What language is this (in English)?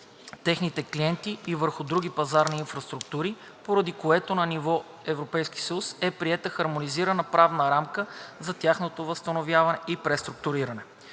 Bulgarian